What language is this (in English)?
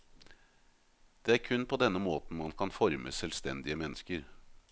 Norwegian